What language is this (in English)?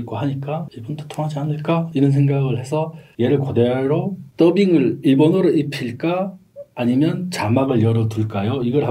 Korean